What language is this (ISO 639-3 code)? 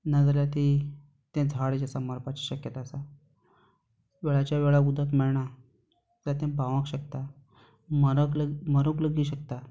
kok